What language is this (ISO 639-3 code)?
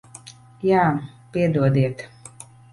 lav